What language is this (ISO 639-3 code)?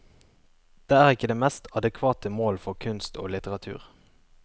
nor